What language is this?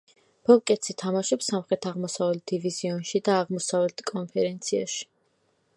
Georgian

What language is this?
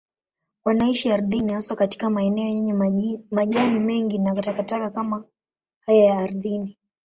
Swahili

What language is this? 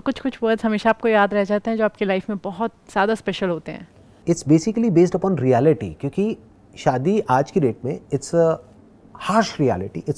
Hindi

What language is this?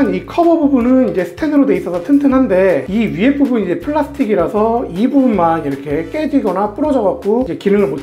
Korean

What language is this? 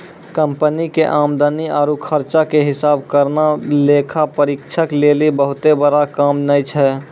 Maithili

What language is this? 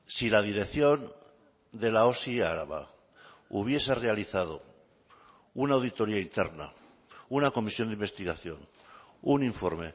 Spanish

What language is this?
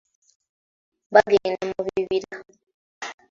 Ganda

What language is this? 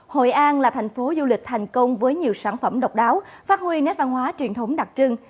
Vietnamese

